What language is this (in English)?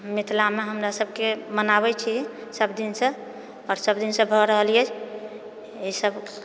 Maithili